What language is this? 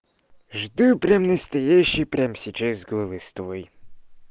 Russian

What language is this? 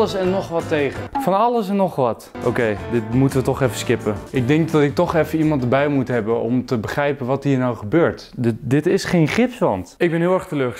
Dutch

